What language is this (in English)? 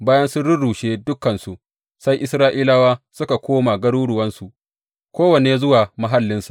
Hausa